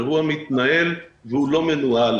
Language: Hebrew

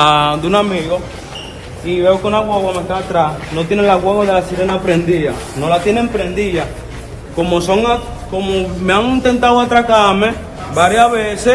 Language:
Spanish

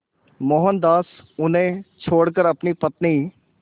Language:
Hindi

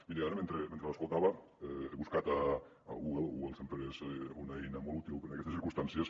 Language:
Catalan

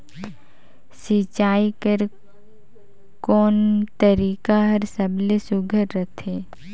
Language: Chhattisgarhi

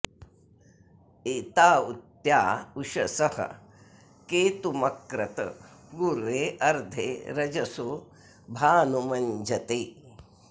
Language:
Sanskrit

